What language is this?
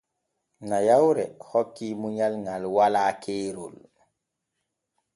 Borgu Fulfulde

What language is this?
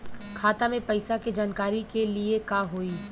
Bhojpuri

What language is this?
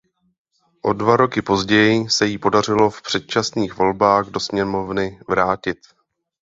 Czech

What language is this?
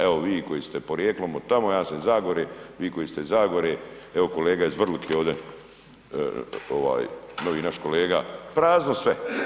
Croatian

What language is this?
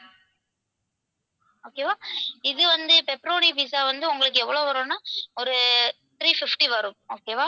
Tamil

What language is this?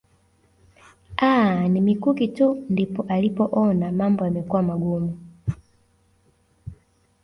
Swahili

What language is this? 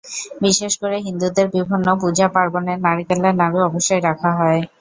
Bangla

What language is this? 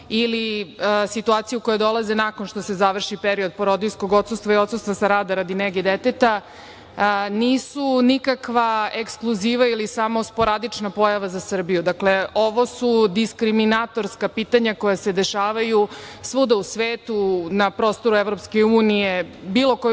Serbian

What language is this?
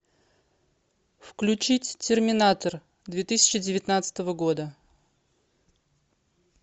Russian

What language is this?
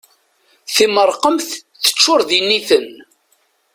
Kabyle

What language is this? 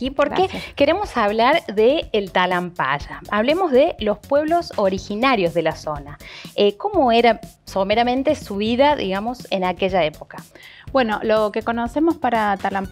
Spanish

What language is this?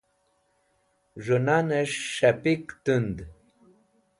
Wakhi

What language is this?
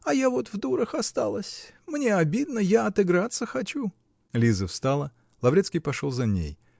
Russian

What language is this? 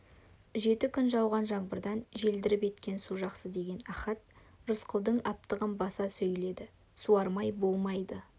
Kazakh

